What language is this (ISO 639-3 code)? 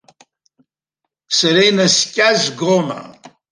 abk